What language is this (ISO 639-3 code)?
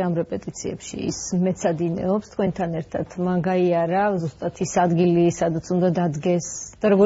ron